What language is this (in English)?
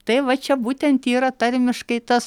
Lithuanian